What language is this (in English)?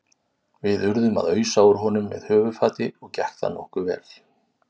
Icelandic